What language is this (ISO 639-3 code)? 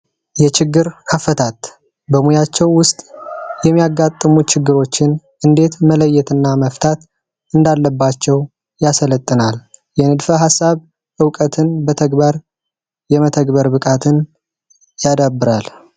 amh